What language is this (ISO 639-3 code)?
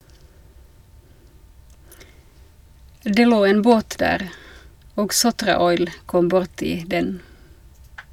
nor